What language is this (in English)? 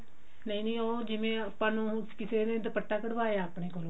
Punjabi